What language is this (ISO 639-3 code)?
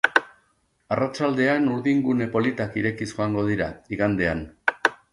eus